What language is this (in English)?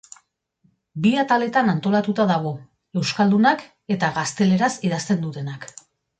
Basque